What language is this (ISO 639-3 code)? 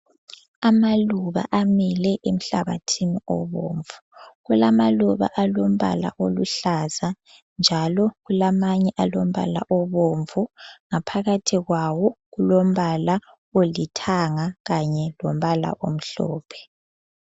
nde